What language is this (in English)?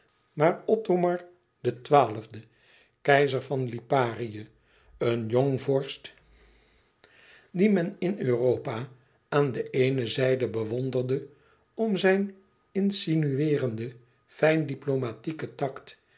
Dutch